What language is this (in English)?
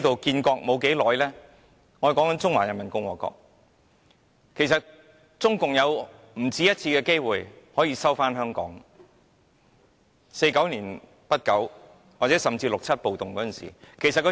Cantonese